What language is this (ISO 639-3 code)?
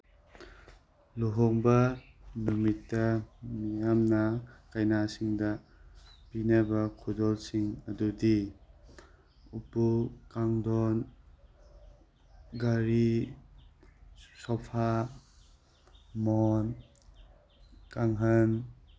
mni